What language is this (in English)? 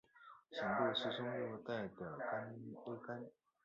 Chinese